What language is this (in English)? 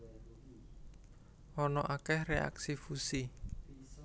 Javanese